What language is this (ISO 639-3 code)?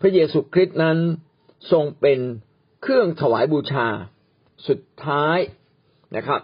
tha